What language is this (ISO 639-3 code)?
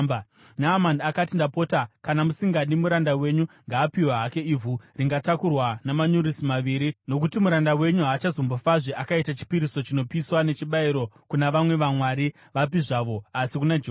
sna